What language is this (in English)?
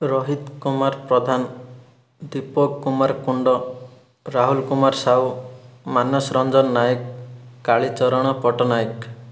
Odia